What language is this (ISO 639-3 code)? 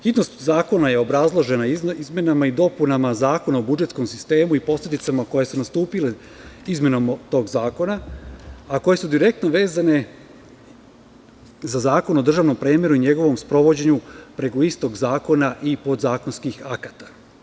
srp